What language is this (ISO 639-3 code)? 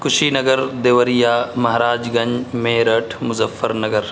urd